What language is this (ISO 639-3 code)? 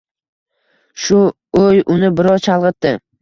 uzb